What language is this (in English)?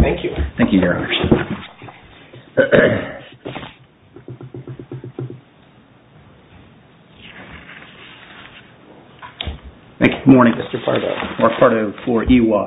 English